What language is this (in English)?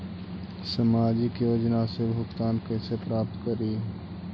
Magahi